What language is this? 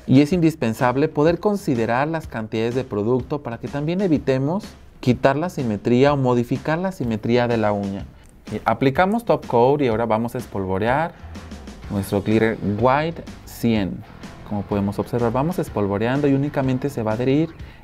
Spanish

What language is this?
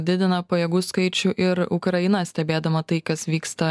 Lithuanian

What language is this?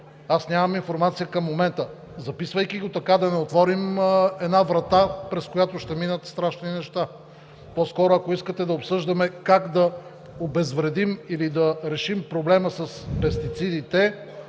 Bulgarian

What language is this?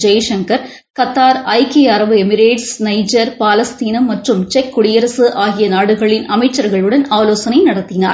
Tamil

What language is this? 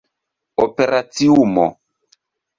Esperanto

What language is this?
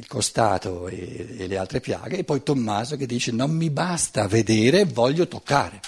Italian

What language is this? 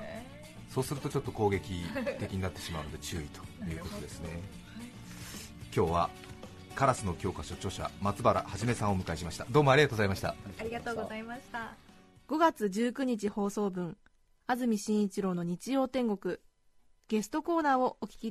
Japanese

